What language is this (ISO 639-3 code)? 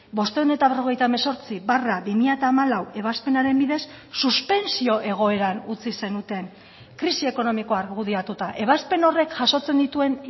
eus